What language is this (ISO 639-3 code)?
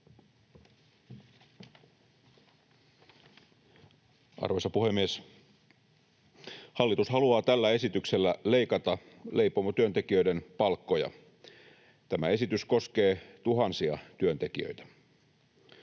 fin